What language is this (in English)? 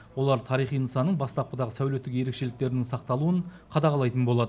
Kazakh